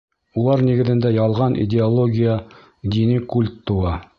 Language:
Bashkir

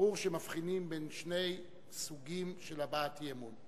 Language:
Hebrew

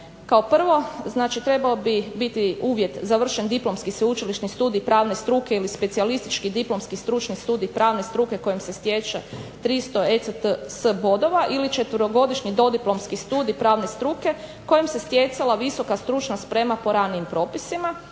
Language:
Croatian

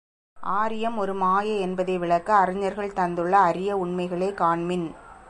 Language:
Tamil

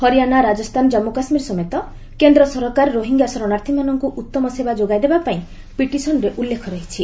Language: Odia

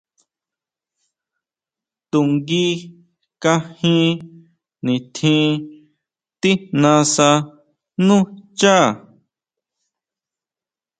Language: Huautla Mazatec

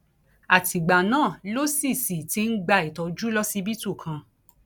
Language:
Yoruba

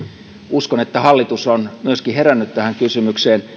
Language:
Finnish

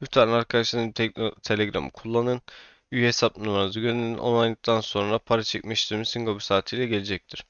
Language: Turkish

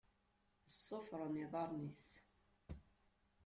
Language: Kabyle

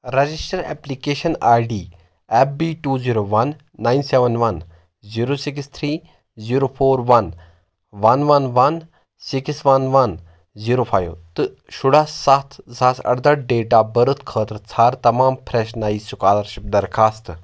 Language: Kashmiri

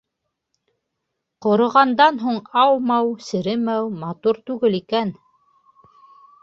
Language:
Bashkir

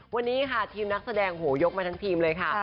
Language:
Thai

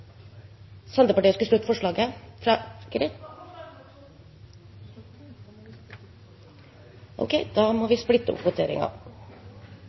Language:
Norwegian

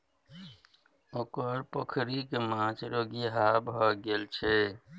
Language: Maithili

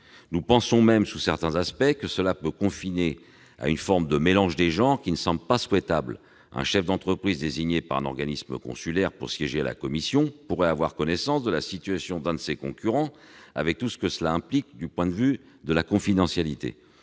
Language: French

